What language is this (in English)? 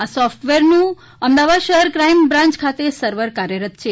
Gujarati